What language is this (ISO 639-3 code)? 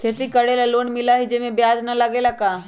mag